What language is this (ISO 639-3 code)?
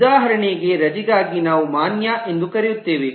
kan